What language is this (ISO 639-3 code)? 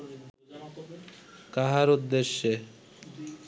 ben